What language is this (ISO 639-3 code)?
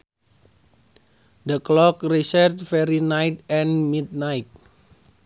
sun